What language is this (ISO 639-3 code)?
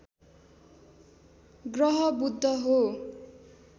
nep